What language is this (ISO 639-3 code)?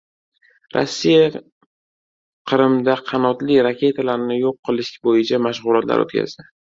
uzb